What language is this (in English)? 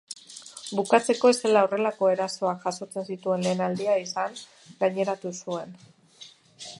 Basque